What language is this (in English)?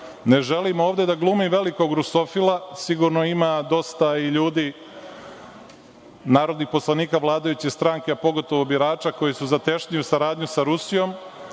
Serbian